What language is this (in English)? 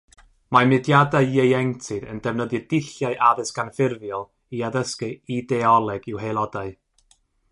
Welsh